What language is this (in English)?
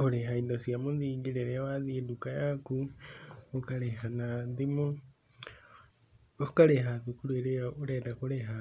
Kikuyu